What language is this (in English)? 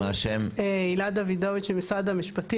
Hebrew